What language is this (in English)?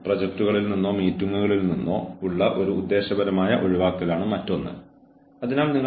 Malayalam